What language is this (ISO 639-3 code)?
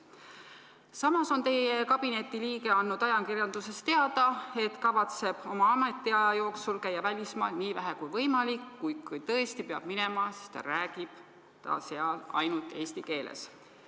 est